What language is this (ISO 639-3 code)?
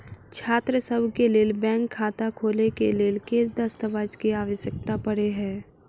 mai